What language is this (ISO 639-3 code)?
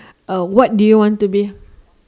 eng